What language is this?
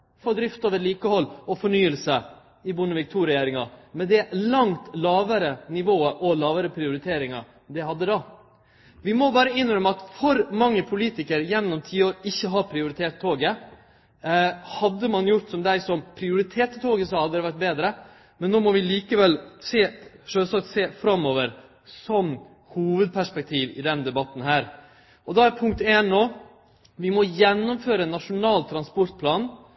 Norwegian Nynorsk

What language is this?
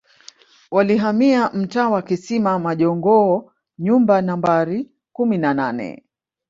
Swahili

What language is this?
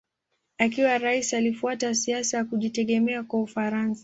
Swahili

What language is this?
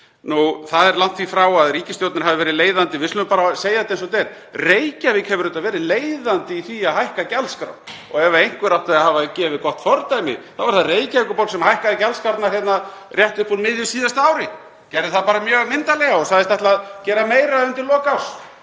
Icelandic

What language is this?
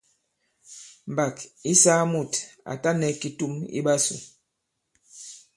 Bankon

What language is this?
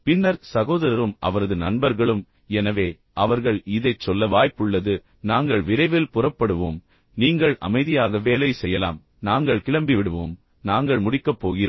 Tamil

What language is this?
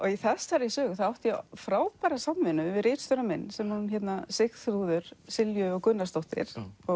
Icelandic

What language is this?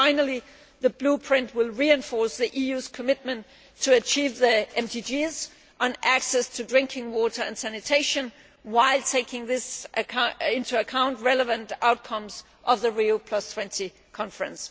English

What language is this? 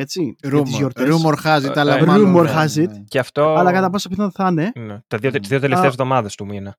Greek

